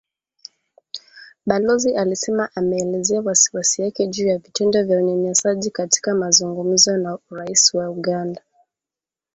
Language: Swahili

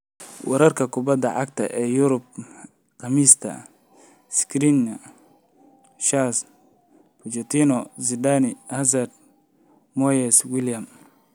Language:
Somali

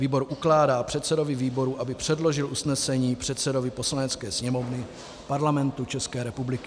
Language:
Czech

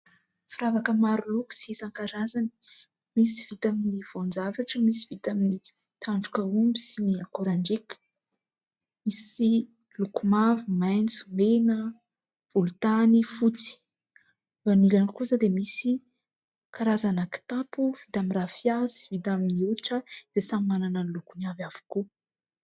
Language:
Malagasy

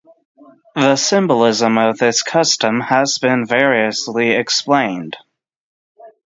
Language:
English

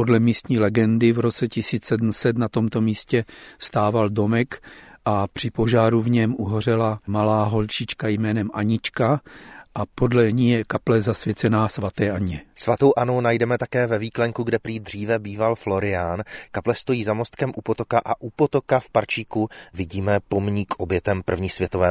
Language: Czech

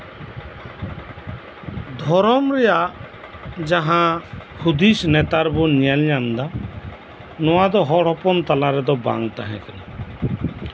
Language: Santali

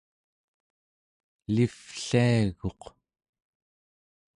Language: Central Yupik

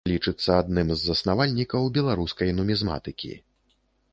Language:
Belarusian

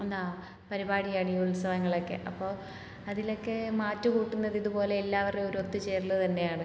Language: Malayalam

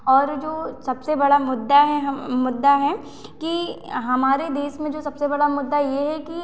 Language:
Hindi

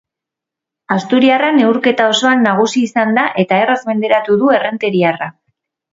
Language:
Basque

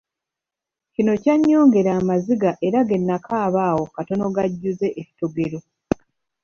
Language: Ganda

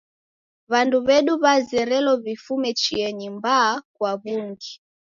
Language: Taita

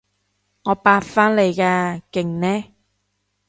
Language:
Cantonese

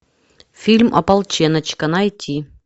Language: Russian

